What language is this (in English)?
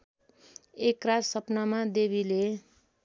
Nepali